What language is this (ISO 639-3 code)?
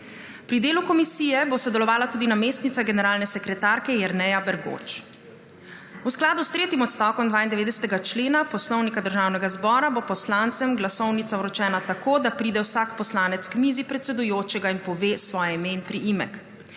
slv